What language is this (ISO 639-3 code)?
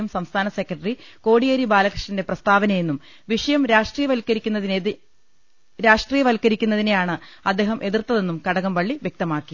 mal